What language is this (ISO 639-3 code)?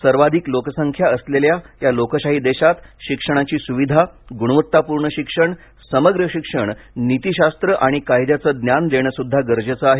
mar